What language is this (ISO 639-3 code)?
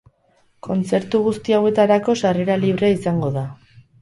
eus